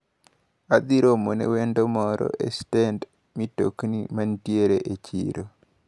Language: Luo (Kenya and Tanzania)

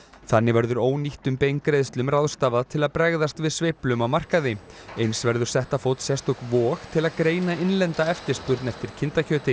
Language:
Icelandic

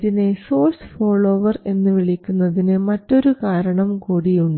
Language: Malayalam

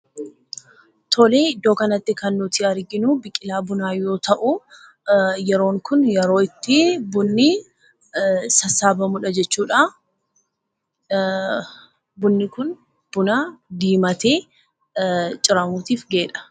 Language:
Oromo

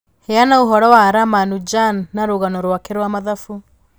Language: Kikuyu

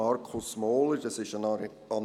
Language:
Swiss German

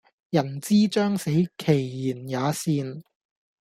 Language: Cantonese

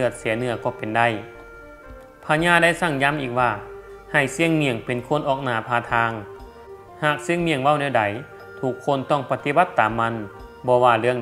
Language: Thai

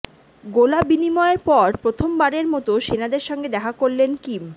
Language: Bangla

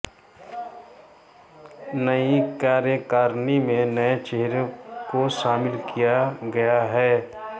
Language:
Hindi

